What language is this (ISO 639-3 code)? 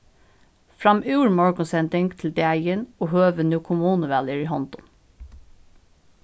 fao